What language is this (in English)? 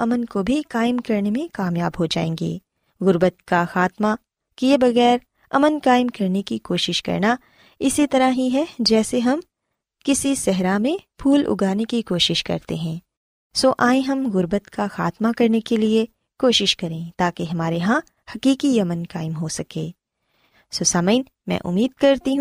Urdu